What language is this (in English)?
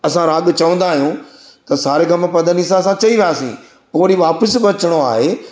Sindhi